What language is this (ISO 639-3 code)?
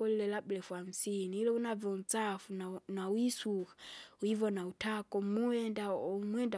zga